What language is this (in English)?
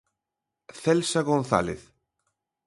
Galician